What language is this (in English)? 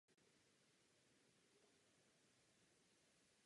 Czech